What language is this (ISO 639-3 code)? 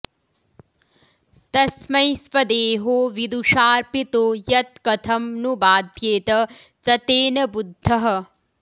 san